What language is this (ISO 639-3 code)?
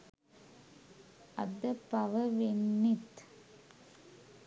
sin